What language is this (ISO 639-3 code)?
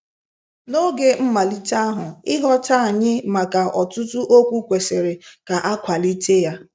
ibo